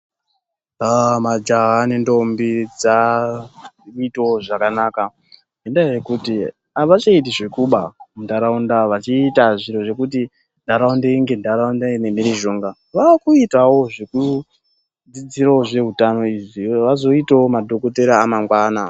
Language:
Ndau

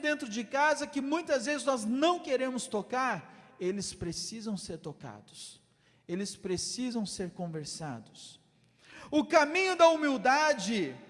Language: Portuguese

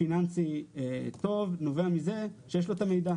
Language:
Hebrew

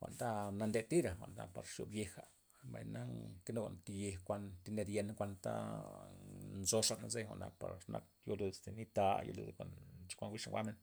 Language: Loxicha Zapotec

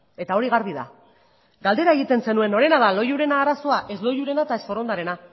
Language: Basque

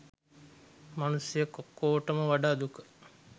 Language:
Sinhala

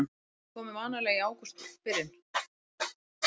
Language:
Icelandic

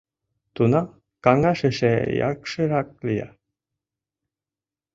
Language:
Mari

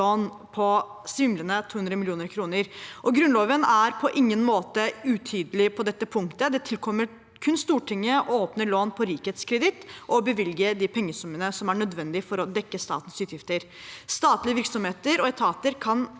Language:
Norwegian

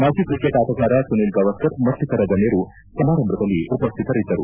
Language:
Kannada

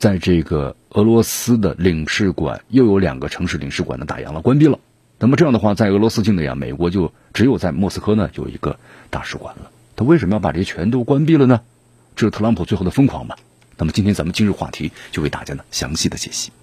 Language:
Chinese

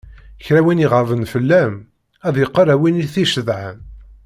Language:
Kabyle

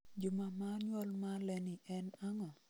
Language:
Luo (Kenya and Tanzania)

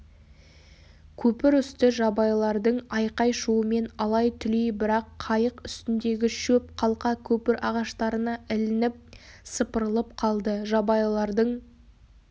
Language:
Kazakh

